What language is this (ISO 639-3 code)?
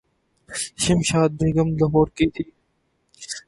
urd